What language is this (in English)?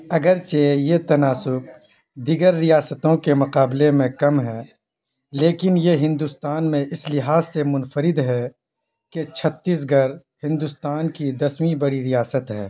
Urdu